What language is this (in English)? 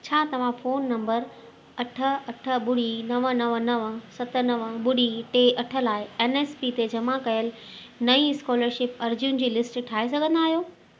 Sindhi